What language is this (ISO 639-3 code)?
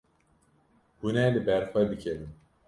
kur